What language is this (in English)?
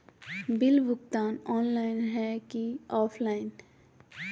Magahi